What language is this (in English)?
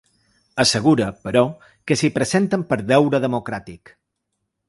Catalan